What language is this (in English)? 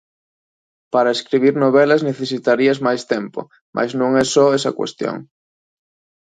Galician